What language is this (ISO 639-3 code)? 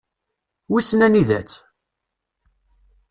kab